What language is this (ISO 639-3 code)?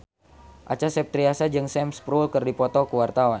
sun